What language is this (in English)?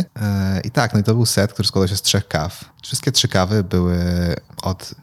Polish